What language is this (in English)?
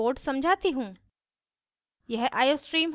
Hindi